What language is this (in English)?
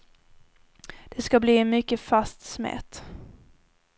Swedish